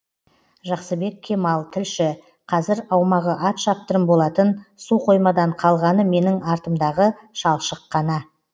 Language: Kazakh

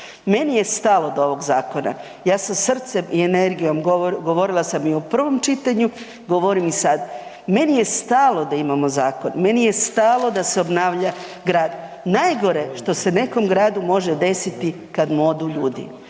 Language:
Croatian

